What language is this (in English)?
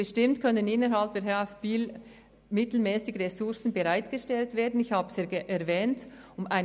Swiss German